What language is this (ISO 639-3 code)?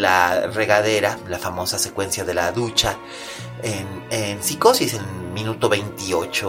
spa